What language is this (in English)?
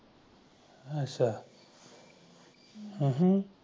Punjabi